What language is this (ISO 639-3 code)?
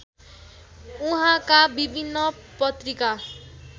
nep